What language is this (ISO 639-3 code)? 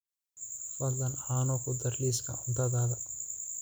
som